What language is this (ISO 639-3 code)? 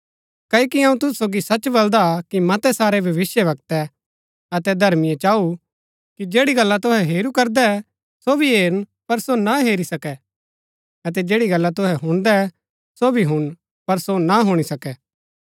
gbk